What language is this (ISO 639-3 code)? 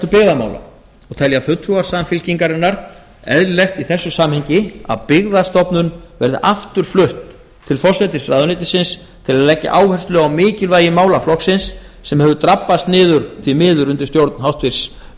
isl